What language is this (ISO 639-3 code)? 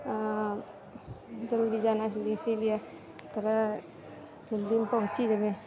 mai